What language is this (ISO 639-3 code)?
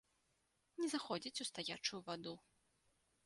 bel